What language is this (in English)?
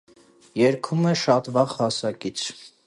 Armenian